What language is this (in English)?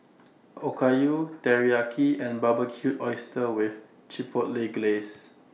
English